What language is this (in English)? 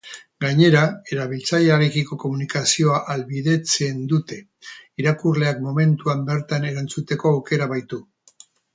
Basque